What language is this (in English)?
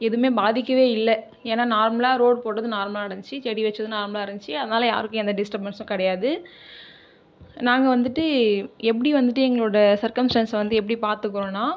Tamil